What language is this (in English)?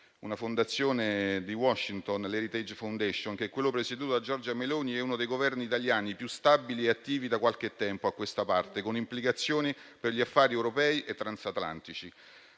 Italian